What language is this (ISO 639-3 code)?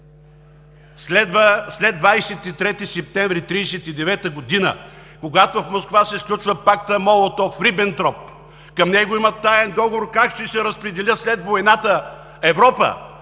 bul